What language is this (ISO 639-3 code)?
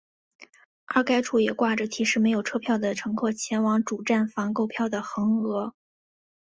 zho